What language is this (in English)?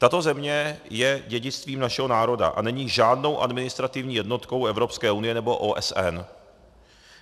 Czech